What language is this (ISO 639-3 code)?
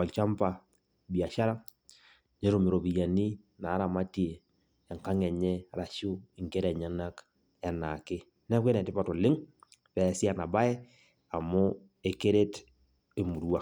mas